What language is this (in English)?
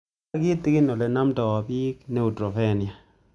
Kalenjin